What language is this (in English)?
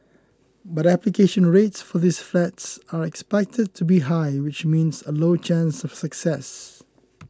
English